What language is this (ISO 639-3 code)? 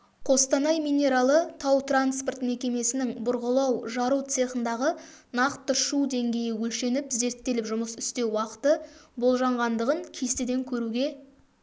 kaz